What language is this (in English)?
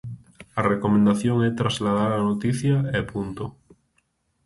Galician